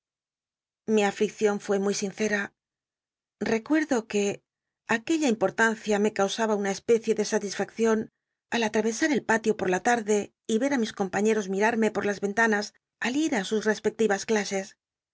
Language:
Spanish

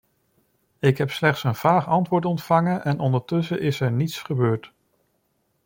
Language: Dutch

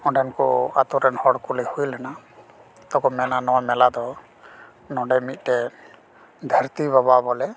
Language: Santali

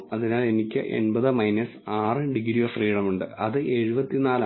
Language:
Malayalam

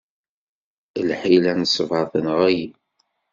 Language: Kabyle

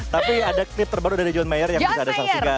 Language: Indonesian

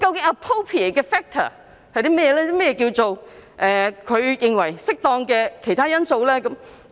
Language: Cantonese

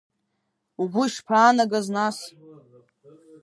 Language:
Abkhazian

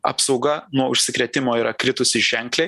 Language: Lithuanian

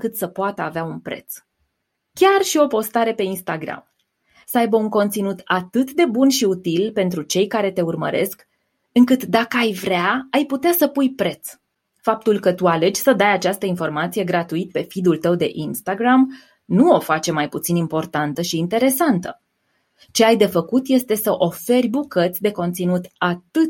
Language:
Romanian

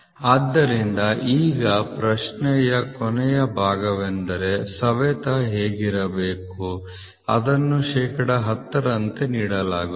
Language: Kannada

